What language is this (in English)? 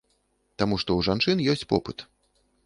Belarusian